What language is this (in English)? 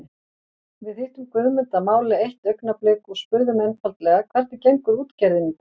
Icelandic